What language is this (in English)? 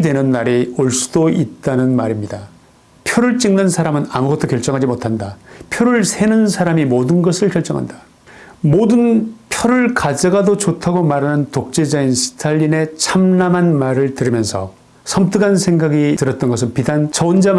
Korean